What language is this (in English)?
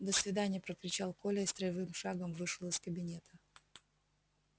Russian